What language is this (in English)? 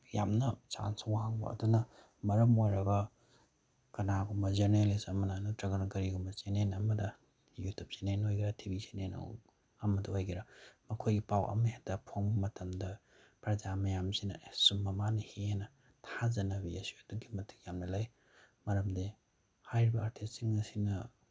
Manipuri